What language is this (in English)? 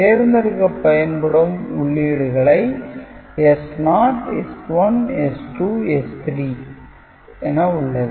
Tamil